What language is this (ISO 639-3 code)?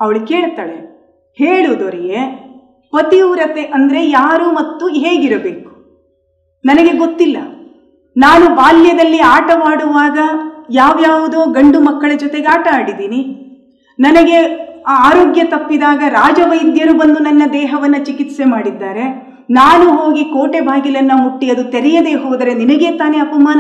kan